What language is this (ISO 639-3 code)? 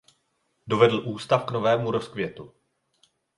ces